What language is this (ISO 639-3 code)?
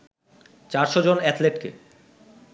ben